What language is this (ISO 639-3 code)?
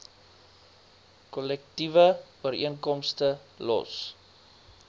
afr